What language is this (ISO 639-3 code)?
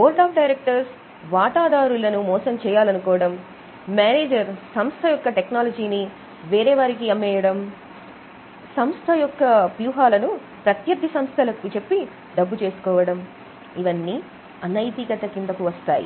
tel